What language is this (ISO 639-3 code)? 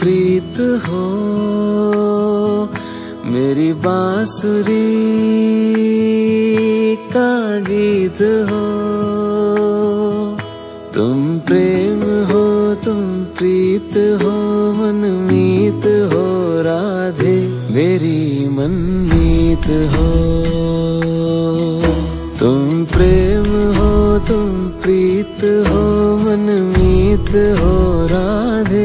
vie